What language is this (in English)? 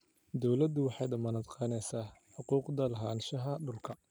Somali